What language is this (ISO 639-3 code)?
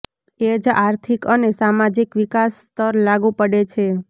guj